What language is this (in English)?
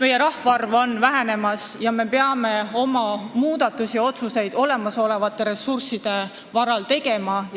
Estonian